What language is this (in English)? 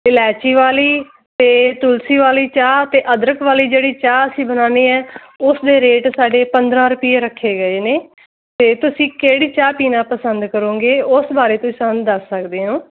Punjabi